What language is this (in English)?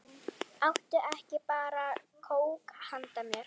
Icelandic